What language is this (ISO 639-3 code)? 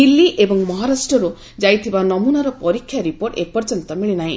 ori